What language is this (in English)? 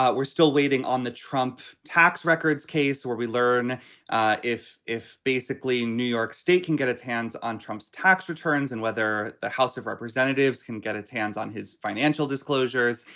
English